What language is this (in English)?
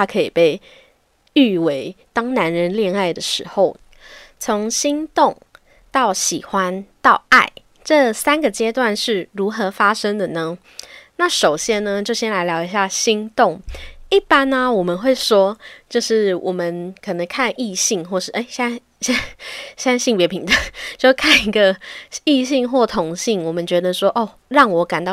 Chinese